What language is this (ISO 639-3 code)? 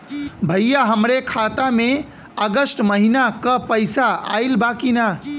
bho